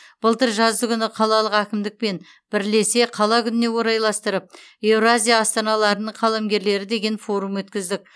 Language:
Kazakh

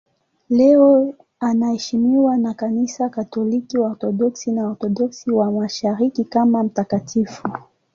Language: Swahili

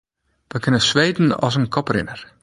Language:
Western Frisian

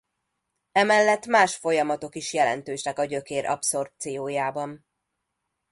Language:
Hungarian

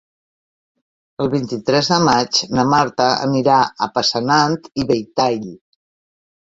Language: Catalan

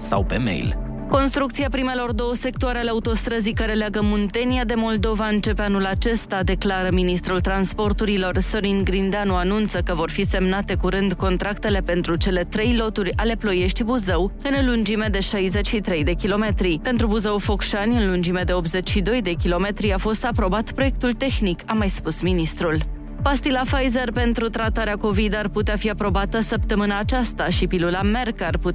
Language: Romanian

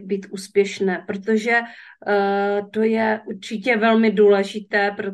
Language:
Czech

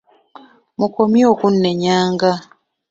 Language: Ganda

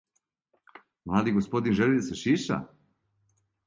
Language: Serbian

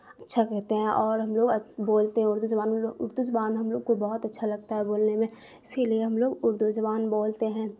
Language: Urdu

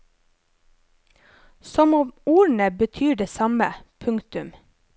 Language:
Norwegian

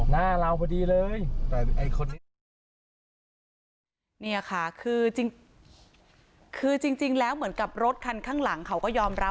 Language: Thai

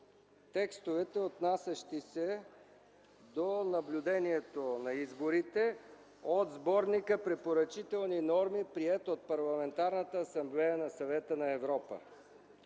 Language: Bulgarian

